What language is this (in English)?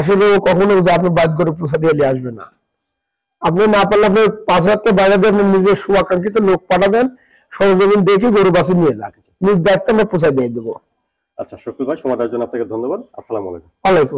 Turkish